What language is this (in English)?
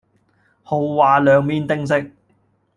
Cantonese